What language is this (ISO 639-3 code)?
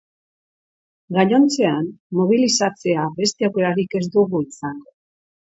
eus